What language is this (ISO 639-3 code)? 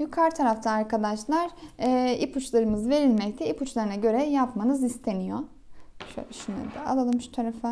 tur